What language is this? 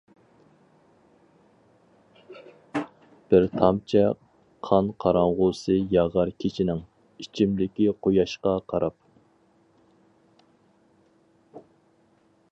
Uyghur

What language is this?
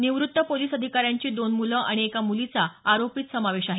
Marathi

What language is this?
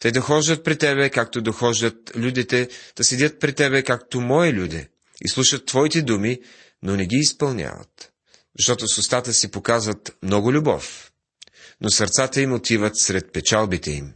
Bulgarian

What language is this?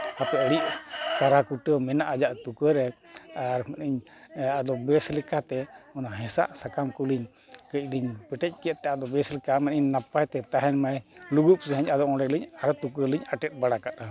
Santali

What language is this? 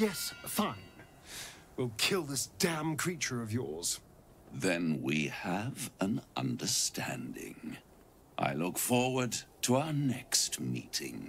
English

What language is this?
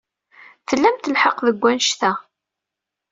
Kabyle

